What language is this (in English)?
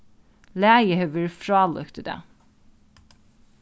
Faroese